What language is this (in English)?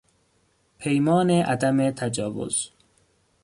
Persian